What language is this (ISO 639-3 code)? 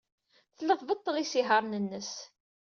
kab